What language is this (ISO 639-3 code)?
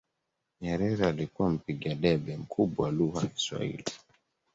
swa